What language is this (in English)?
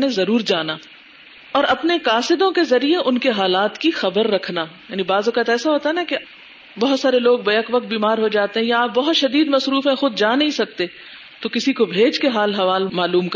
Urdu